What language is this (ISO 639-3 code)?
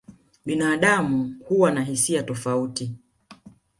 swa